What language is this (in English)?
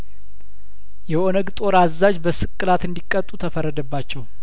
Amharic